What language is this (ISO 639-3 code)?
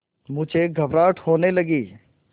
hin